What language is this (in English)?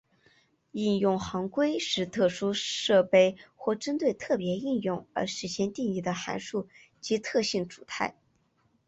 Chinese